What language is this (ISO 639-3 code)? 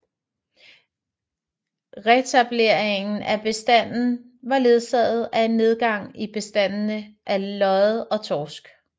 dan